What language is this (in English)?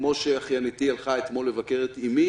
Hebrew